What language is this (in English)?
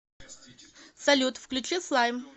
Russian